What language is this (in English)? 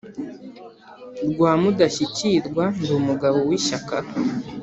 Kinyarwanda